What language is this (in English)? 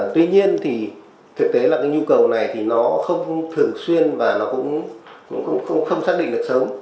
Vietnamese